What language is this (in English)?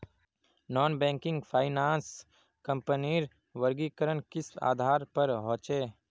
Magahi